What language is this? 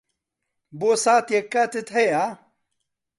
Central Kurdish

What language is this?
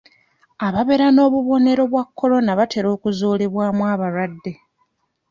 Ganda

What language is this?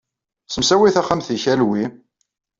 Kabyle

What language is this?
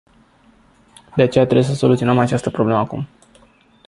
Romanian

